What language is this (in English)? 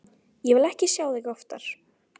Icelandic